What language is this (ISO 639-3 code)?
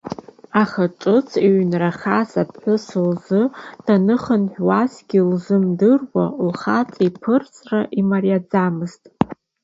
abk